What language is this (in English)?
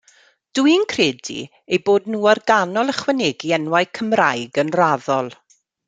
Welsh